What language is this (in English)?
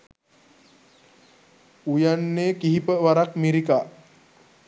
Sinhala